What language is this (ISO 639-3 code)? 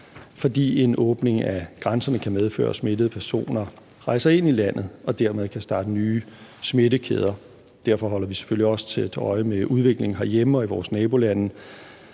dan